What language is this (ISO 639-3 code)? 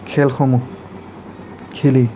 asm